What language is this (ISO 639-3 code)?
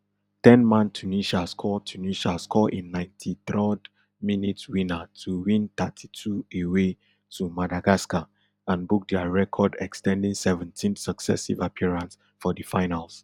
pcm